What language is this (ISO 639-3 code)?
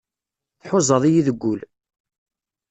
kab